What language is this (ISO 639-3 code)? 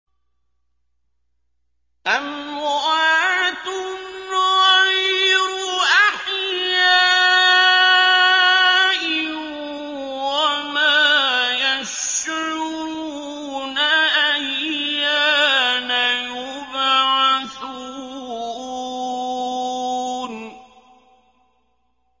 ara